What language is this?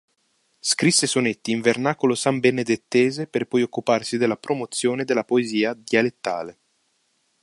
Italian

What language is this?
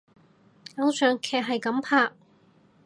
Cantonese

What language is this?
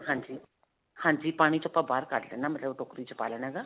Punjabi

